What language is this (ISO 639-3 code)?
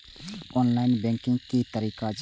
mai